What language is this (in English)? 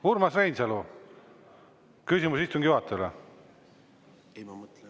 Estonian